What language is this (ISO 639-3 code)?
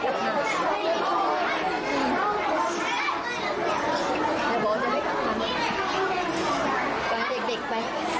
tha